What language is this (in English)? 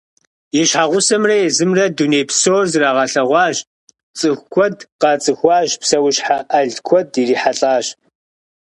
Kabardian